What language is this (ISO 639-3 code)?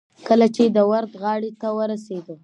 pus